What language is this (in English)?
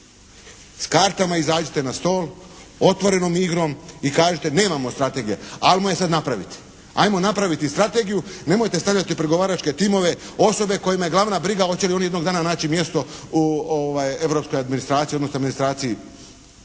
Croatian